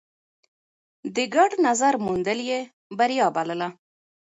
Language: Pashto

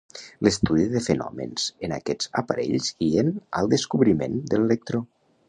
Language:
Catalan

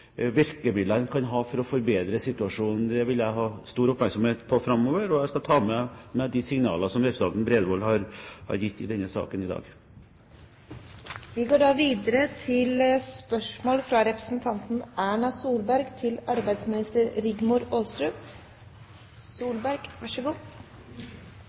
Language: Norwegian Bokmål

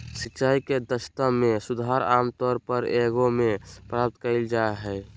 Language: Magahi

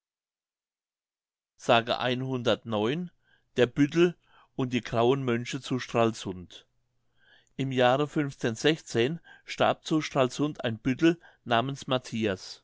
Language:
German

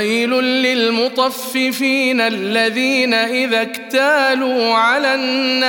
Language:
Arabic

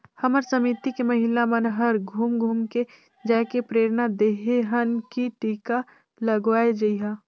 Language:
Chhattisgarhi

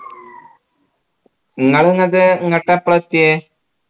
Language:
Malayalam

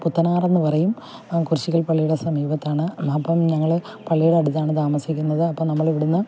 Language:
Malayalam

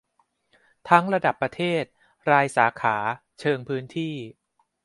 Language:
Thai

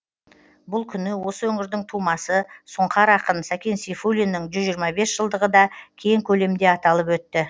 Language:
Kazakh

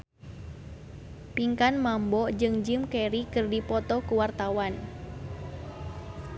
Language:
Sundanese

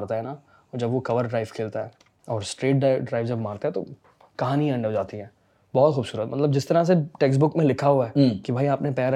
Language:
Urdu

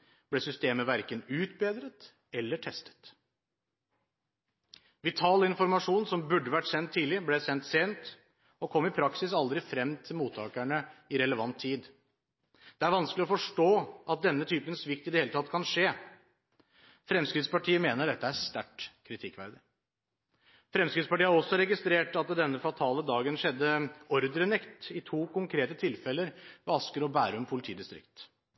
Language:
Norwegian Bokmål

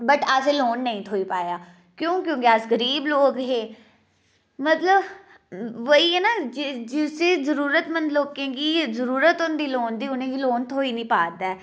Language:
Dogri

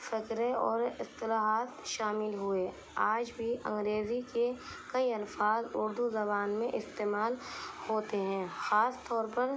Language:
Urdu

